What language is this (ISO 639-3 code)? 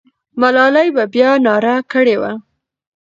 pus